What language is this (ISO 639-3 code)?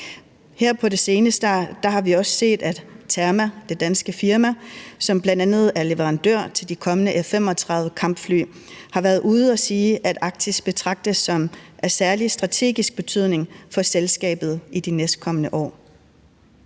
dan